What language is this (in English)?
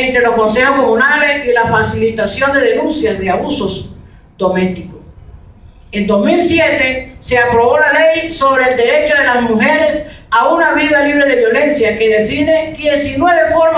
Spanish